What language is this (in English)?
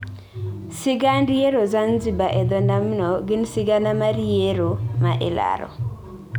Luo (Kenya and Tanzania)